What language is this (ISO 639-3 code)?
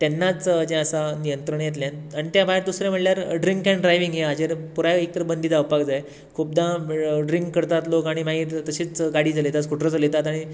kok